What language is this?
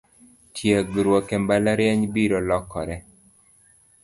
Luo (Kenya and Tanzania)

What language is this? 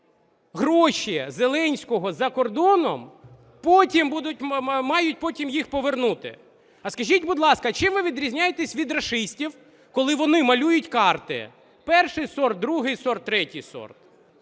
Ukrainian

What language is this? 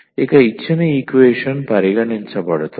Telugu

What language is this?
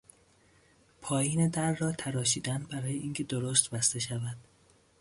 Persian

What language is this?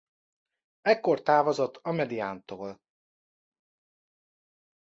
Hungarian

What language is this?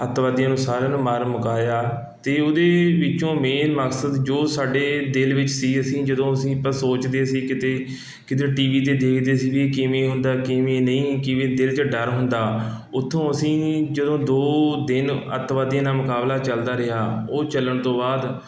Punjabi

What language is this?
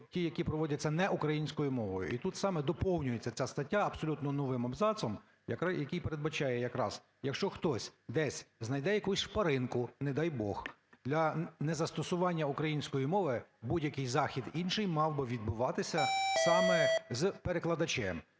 Ukrainian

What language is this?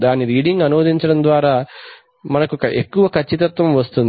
Telugu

